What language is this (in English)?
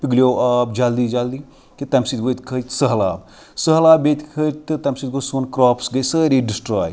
Kashmiri